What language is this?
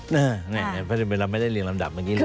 Thai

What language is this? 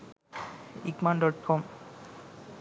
Sinhala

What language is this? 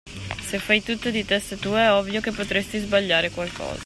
Italian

